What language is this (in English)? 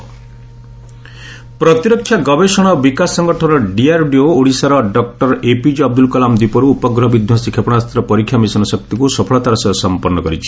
Odia